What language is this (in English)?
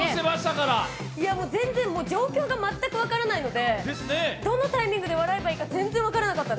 Japanese